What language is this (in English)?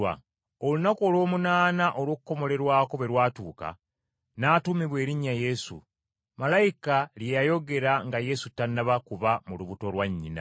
Ganda